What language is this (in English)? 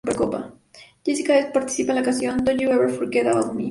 Spanish